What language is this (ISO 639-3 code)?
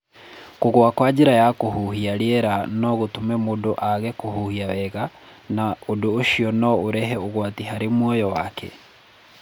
kik